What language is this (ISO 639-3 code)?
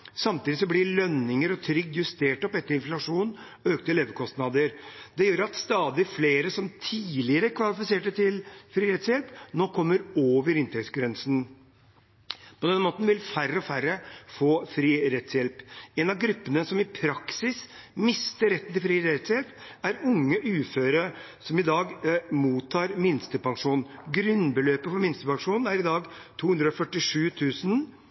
nob